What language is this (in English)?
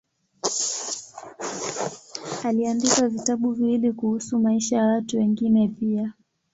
Swahili